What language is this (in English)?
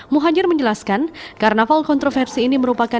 Indonesian